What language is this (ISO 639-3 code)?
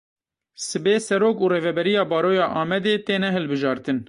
kur